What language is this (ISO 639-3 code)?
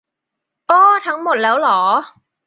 tha